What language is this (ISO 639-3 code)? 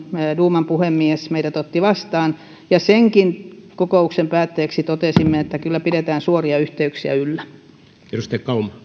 fin